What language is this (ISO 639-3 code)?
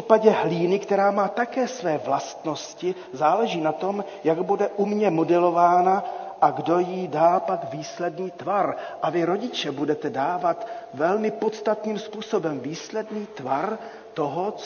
ces